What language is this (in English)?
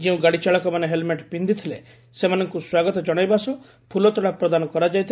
Odia